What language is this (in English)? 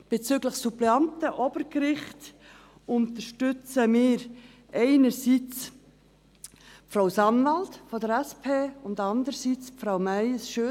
Swiss German